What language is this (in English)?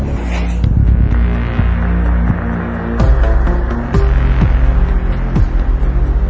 Thai